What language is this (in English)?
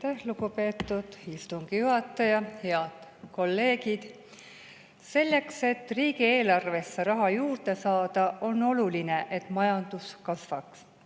Estonian